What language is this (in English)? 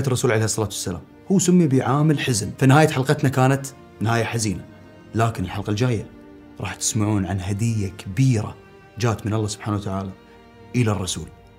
Arabic